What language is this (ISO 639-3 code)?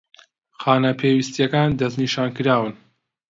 ckb